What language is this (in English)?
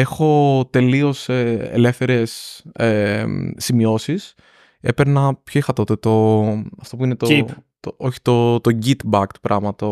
Greek